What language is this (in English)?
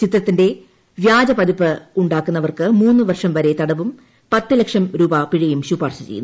Malayalam